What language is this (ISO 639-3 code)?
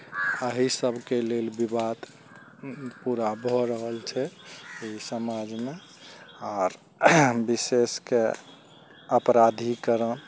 mai